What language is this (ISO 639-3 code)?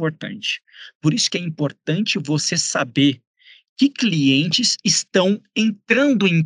por